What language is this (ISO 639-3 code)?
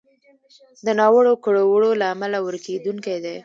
pus